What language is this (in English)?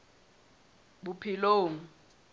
Southern Sotho